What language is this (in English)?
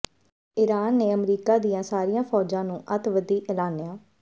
Punjabi